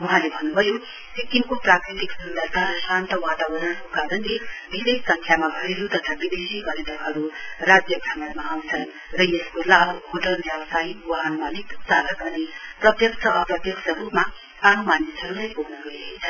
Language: Nepali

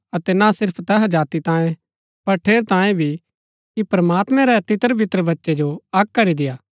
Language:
Gaddi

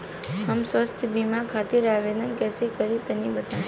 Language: Bhojpuri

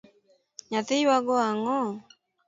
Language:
Luo (Kenya and Tanzania)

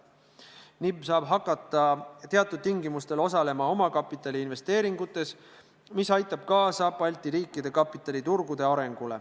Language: Estonian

